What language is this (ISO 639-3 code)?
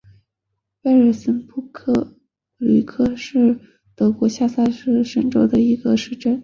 zho